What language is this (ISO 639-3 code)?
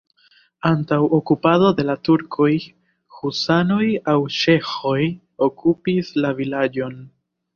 epo